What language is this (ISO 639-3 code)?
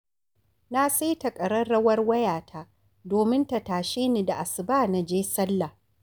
hau